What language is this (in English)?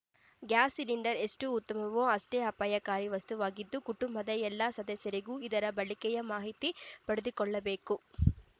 Kannada